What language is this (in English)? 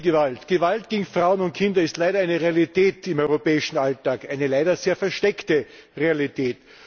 German